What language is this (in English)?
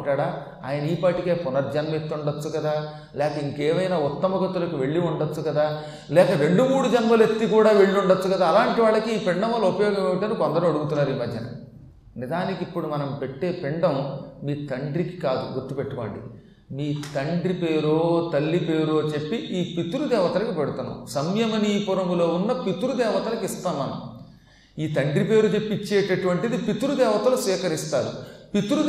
Telugu